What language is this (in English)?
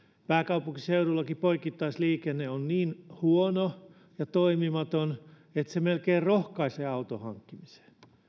Finnish